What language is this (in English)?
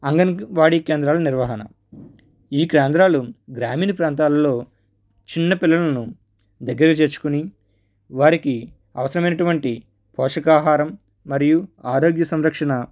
Telugu